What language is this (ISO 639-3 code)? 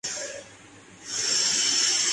urd